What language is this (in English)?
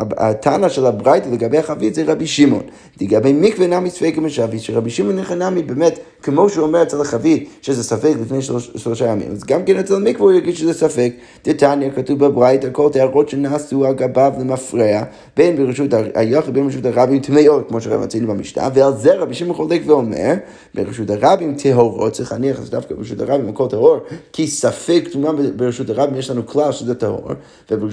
Hebrew